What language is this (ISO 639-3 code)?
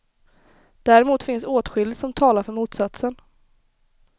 swe